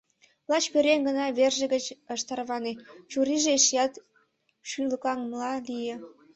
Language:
Mari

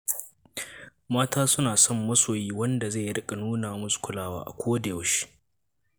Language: Hausa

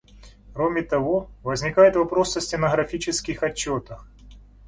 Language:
Russian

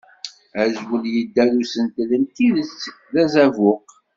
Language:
Kabyle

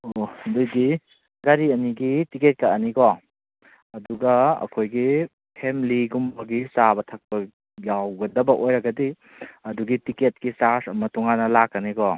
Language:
Manipuri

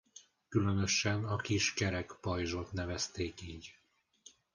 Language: Hungarian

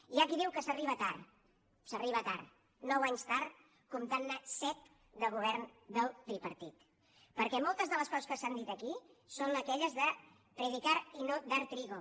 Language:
Catalan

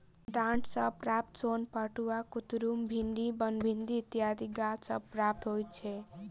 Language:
Maithili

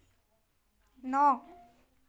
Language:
Assamese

